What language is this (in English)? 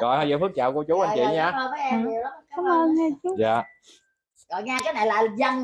Vietnamese